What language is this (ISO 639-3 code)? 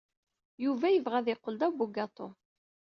kab